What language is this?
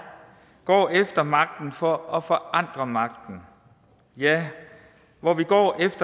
Danish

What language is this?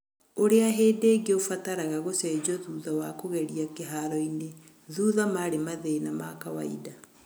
Kikuyu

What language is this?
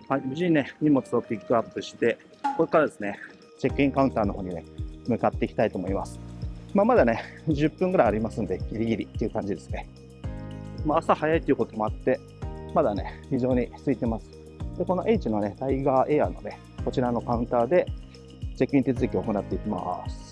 Japanese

